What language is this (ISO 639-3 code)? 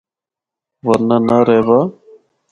hno